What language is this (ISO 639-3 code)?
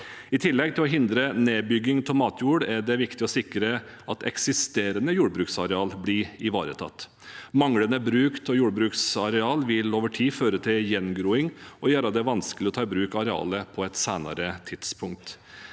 nor